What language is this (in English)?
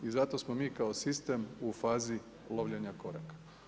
Croatian